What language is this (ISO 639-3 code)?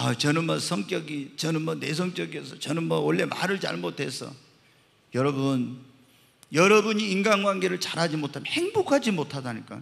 kor